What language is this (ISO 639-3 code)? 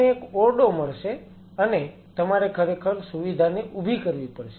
guj